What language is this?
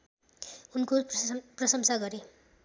Nepali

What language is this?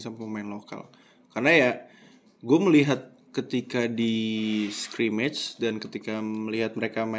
Indonesian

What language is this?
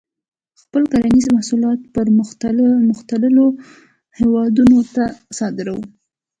Pashto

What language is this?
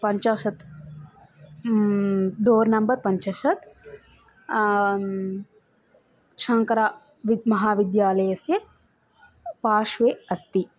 Sanskrit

